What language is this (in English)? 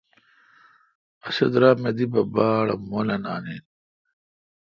Kalkoti